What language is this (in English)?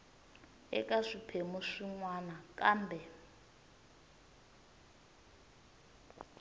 Tsonga